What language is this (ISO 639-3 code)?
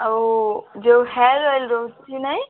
ori